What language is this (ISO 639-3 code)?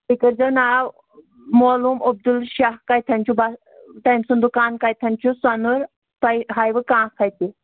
kas